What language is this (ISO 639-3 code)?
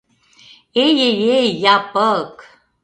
chm